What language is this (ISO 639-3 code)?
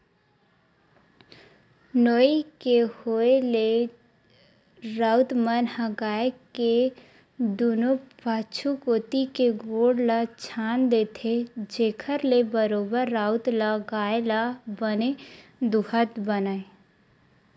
hne